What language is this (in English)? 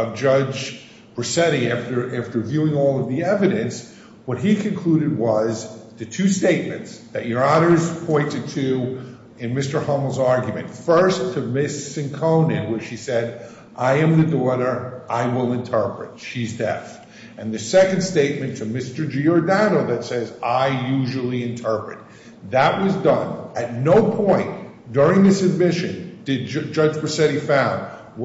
English